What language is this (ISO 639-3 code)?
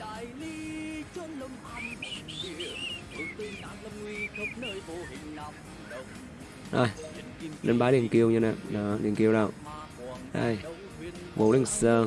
vie